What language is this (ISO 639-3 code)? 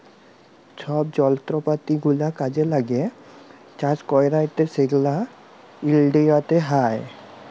ben